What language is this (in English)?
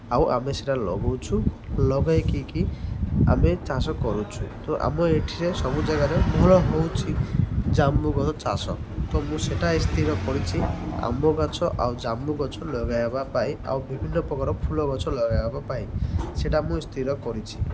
Odia